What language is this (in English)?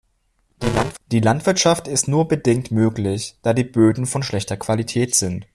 German